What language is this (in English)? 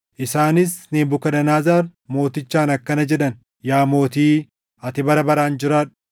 Oromo